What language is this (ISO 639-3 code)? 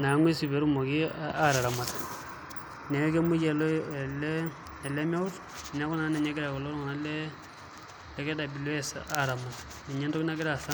mas